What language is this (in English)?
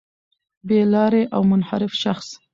Pashto